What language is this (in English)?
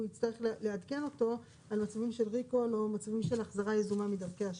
Hebrew